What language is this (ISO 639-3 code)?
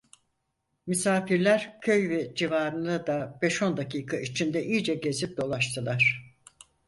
tur